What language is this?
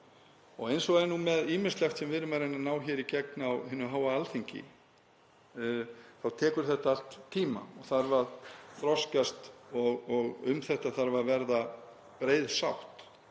Icelandic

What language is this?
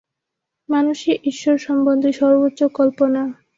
Bangla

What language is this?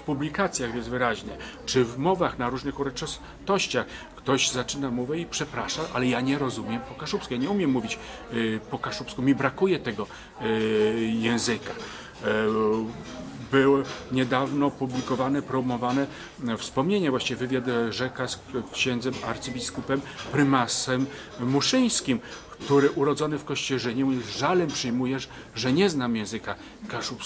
Polish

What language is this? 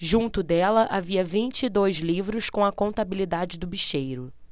Portuguese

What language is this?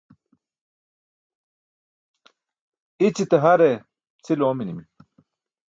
Burushaski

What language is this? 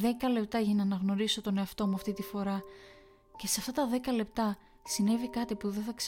Greek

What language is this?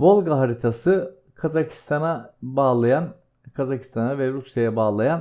Turkish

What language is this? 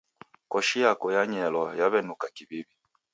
Taita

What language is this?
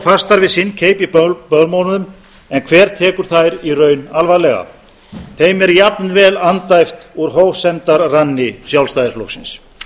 Icelandic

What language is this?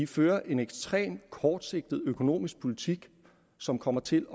Danish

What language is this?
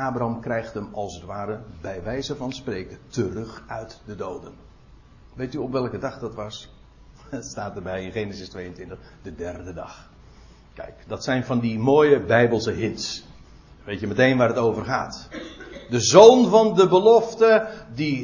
Dutch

